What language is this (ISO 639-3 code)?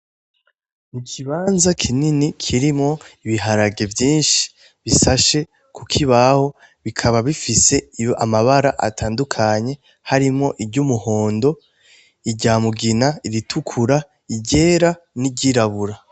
run